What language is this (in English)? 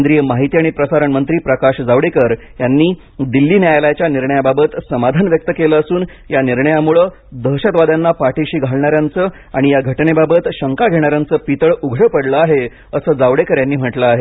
Marathi